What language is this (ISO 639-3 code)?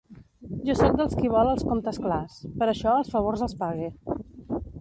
cat